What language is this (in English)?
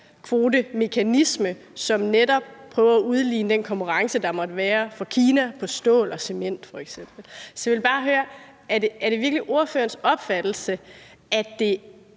Danish